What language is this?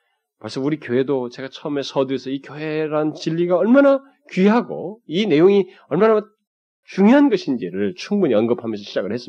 Korean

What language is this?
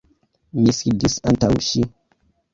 Esperanto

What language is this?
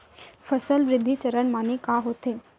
Chhattisgarhi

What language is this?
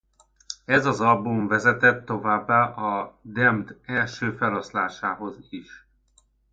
Hungarian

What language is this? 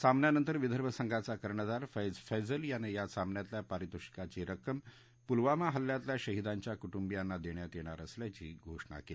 Marathi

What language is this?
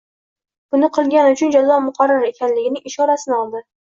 Uzbek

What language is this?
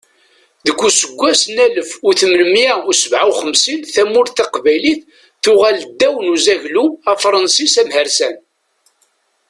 Kabyle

